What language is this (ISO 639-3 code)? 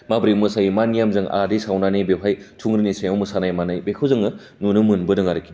brx